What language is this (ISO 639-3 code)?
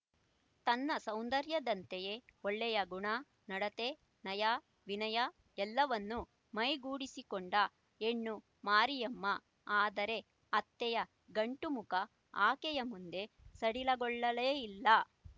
kan